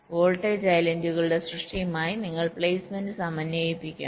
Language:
Malayalam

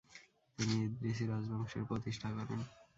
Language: Bangla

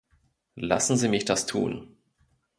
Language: German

